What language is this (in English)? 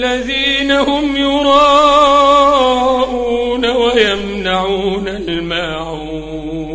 Arabic